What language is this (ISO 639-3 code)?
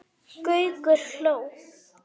isl